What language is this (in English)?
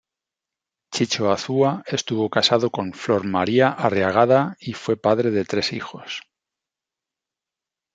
Spanish